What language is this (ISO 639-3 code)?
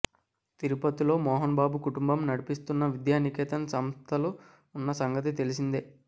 tel